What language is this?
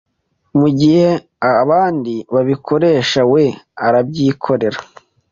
Kinyarwanda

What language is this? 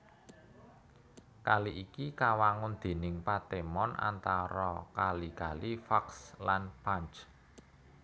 Javanese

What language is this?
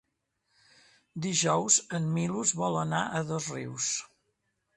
Catalan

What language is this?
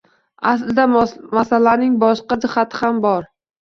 Uzbek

